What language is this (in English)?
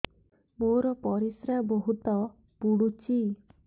Odia